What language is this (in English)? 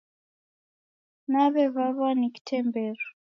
Taita